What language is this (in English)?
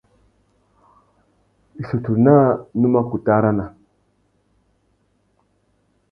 Tuki